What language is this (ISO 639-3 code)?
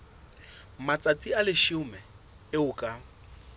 sot